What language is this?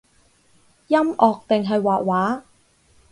Cantonese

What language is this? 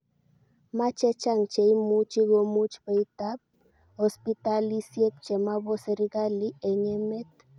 Kalenjin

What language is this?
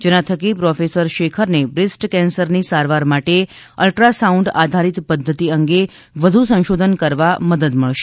Gujarati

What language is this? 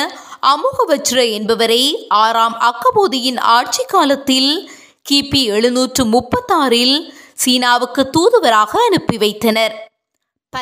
Tamil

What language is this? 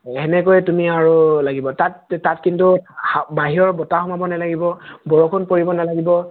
Assamese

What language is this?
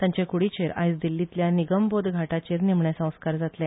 Konkani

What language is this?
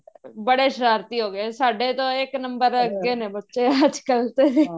Punjabi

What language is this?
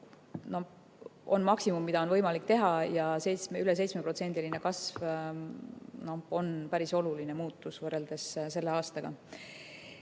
Estonian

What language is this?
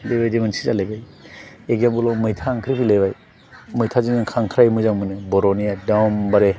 Bodo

